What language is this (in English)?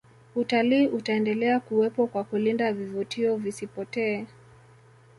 Swahili